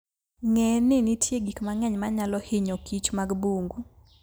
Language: Luo (Kenya and Tanzania)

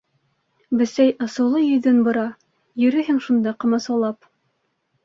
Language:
Bashkir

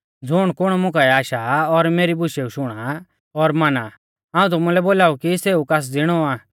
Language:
Mahasu Pahari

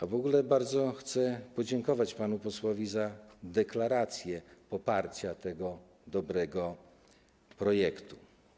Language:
Polish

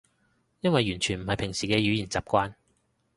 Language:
Cantonese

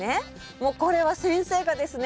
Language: Japanese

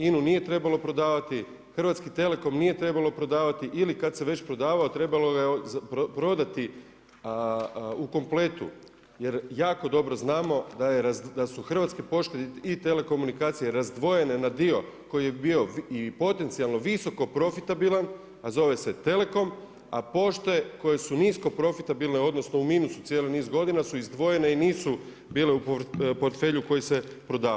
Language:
Croatian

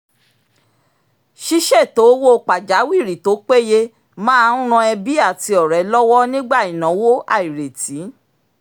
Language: Yoruba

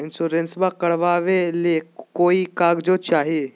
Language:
Magahi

